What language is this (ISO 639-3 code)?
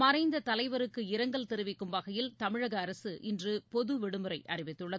tam